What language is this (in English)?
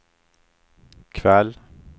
Swedish